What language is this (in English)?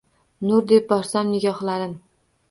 Uzbek